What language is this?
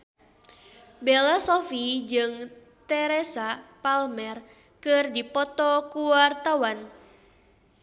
Sundanese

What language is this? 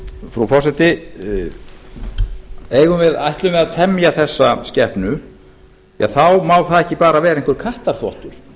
Icelandic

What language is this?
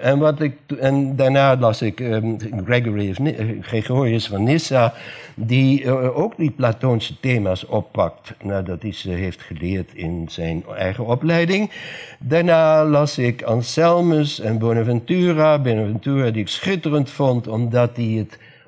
Dutch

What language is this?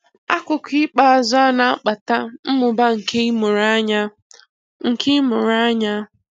Igbo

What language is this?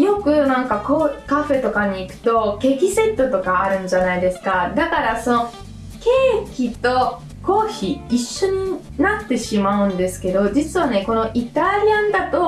Japanese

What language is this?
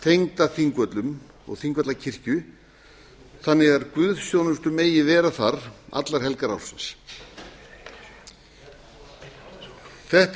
Icelandic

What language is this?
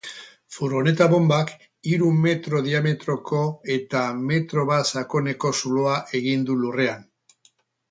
Basque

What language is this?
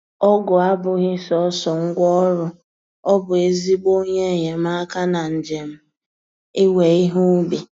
Igbo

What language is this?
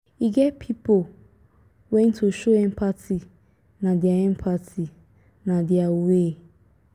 Nigerian Pidgin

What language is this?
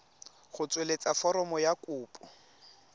Tswana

